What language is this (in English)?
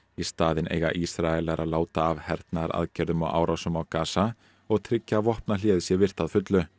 Icelandic